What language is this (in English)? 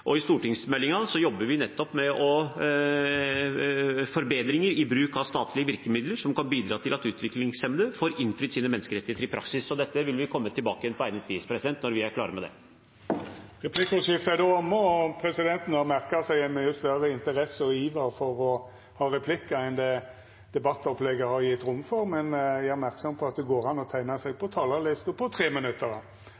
Norwegian